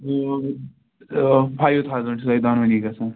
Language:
Kashmiri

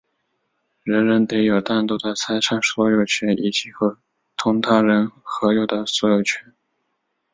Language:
Chinese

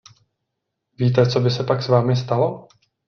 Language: Czech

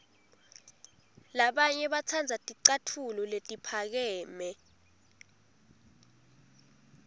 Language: Swati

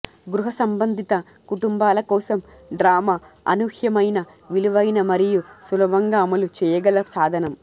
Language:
Telugu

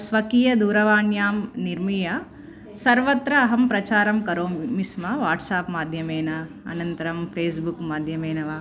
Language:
Sanskrit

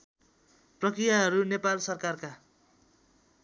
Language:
Nepali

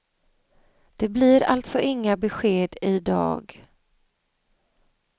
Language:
Swedish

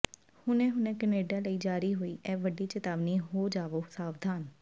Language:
Punjabi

